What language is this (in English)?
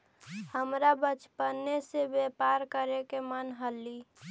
Magahi